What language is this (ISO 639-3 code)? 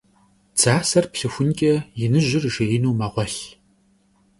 kbd